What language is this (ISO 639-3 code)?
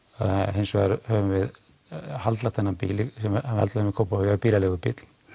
isl